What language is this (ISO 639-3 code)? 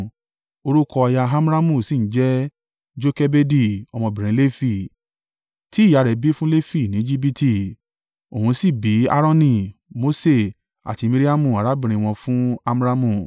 yor